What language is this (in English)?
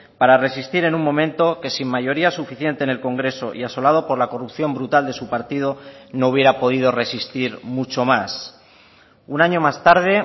Spanish